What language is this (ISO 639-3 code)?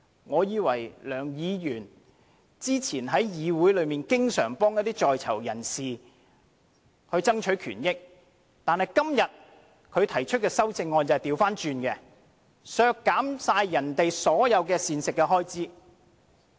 yue